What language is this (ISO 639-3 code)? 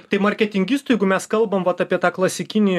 lit